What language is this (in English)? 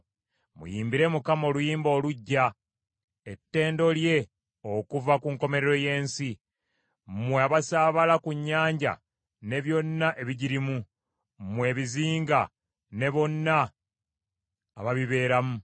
Ganda